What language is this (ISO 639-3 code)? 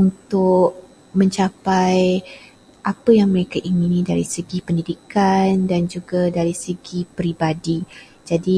msa